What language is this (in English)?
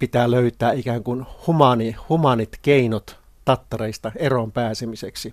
Finnish